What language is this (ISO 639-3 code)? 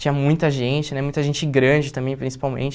por